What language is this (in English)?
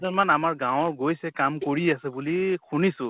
Assamese